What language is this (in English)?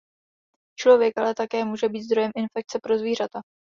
Czech